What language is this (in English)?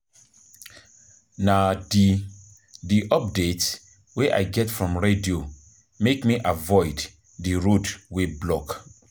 Nigerian Pidgin